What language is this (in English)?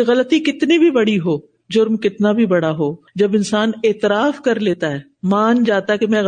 Urdu